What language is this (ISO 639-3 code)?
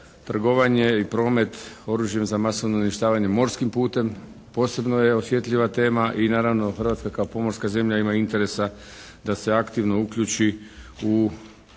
hrv